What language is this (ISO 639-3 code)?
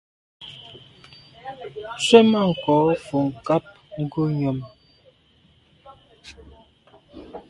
byv